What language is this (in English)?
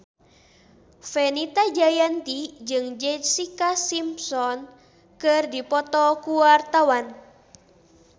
Sundanese